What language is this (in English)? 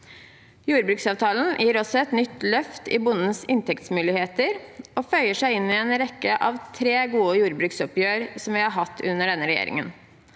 Norwegian